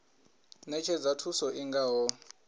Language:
Venda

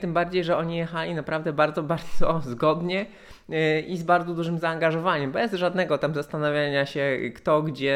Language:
Polish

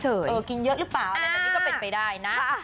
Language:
Thai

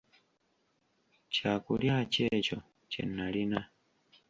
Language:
Ganda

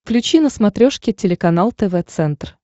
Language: Russian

